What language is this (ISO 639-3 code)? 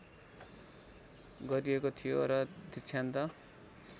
nep